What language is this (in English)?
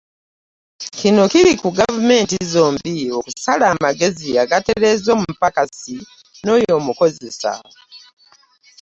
Ganda